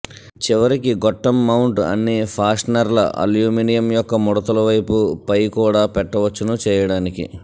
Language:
Telugu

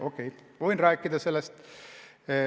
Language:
Estonian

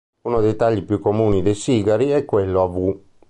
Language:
Italian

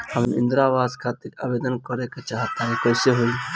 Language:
Bhojpuri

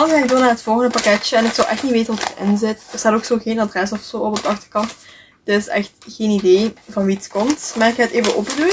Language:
Dutch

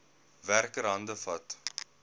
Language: Afrikaans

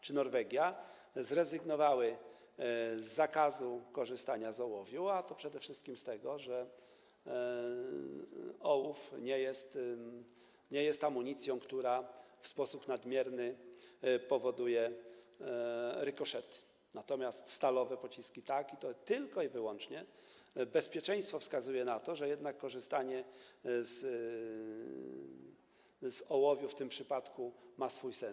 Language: Polish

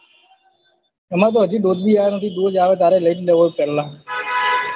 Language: Gujarati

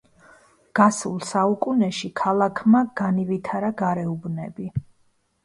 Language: Georgian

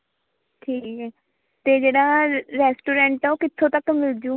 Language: Punjabi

